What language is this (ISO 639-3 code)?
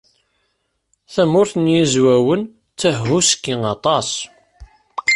kab